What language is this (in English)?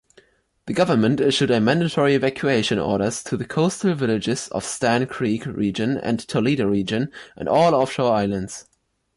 English